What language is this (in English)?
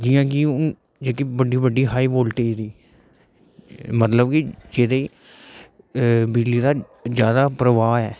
Dogri